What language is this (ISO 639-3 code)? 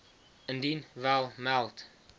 afr